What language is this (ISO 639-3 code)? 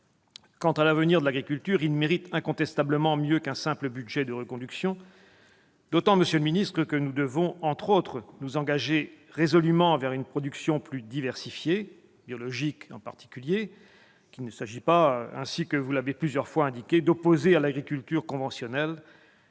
fra